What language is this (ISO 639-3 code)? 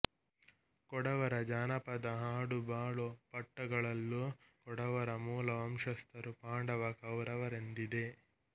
kan